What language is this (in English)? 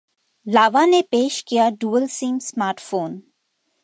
Hindi